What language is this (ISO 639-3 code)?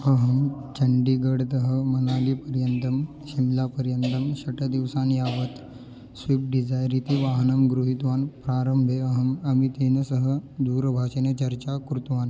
san